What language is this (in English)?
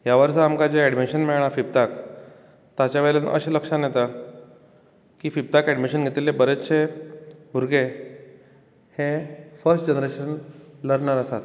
Konkani